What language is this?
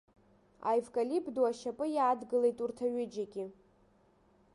Abkhazian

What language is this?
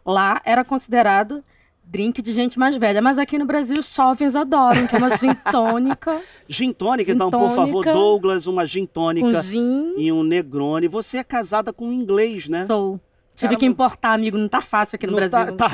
Portuguese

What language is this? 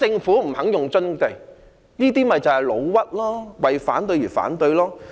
Cantonese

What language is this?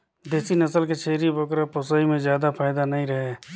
Chhattisgarhi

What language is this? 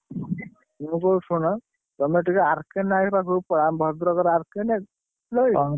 Odia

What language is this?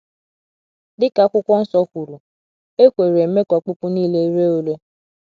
Igbo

